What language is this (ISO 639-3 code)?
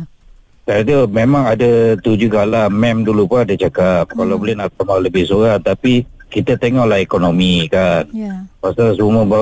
msa